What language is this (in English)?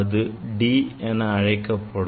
Tamil